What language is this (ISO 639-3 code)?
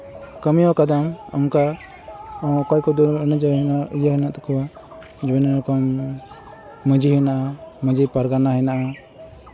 sat